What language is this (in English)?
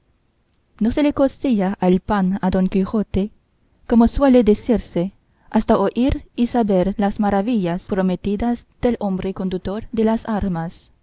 Spanish